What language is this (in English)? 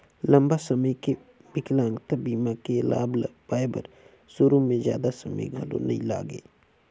Chhattisgarhi